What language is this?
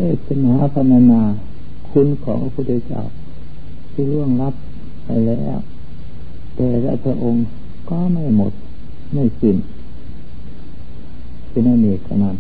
Thai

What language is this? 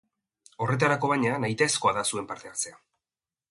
Basque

